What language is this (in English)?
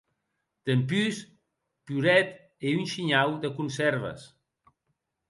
Occitan